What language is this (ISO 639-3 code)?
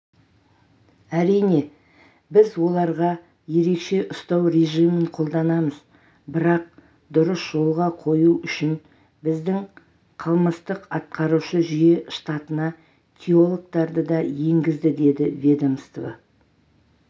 kaz